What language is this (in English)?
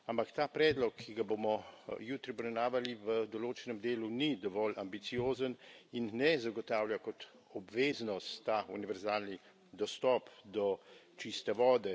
Slovenian